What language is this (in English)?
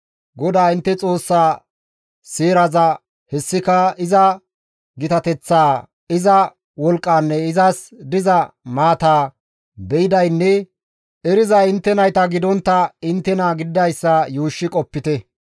Gamo